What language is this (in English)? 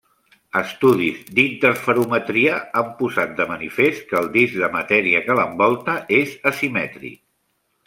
Catalan